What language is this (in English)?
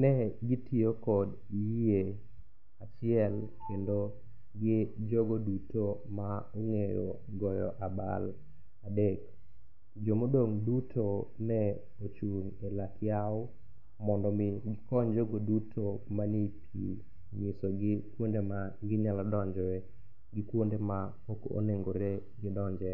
Luo (Kenya and Tanzania)